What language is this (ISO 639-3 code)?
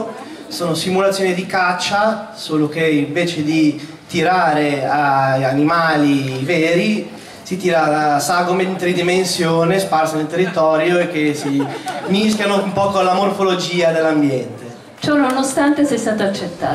ita